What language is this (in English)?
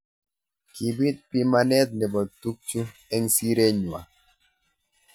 Kalenjin